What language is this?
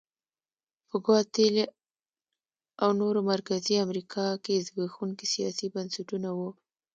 Pashto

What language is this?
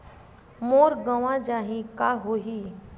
Chhattisgarhi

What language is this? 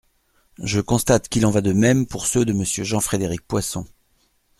French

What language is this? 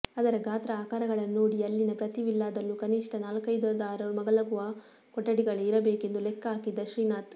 Kannada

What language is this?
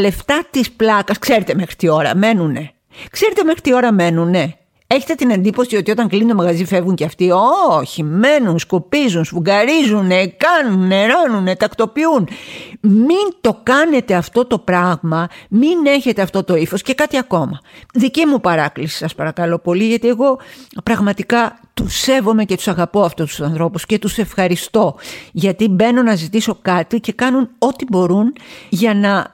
Greek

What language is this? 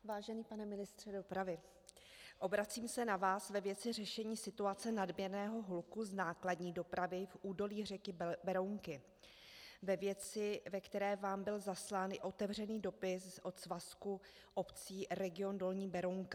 Czech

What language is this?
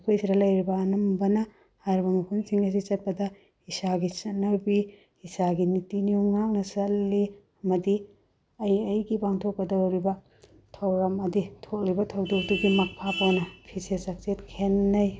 Manipuri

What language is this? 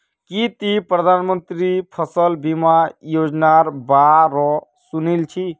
Magahi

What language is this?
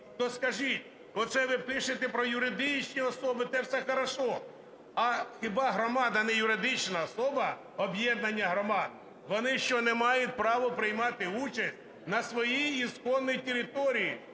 Ukrainian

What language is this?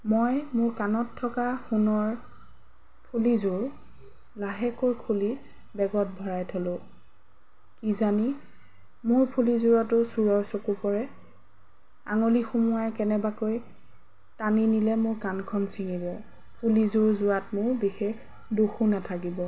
Assamese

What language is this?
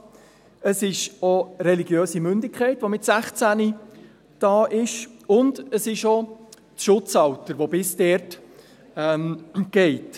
Swiss German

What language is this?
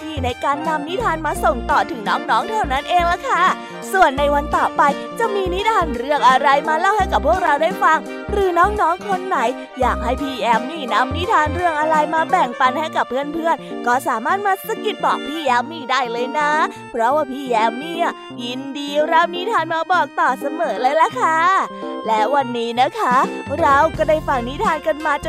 Thai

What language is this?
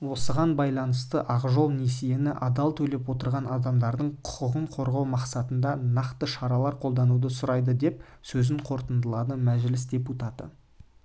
Kazakh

